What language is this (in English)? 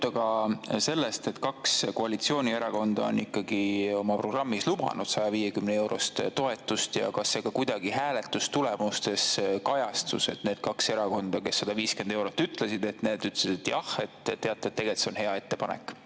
Estonian